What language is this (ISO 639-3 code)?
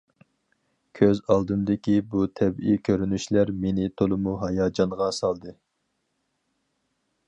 uig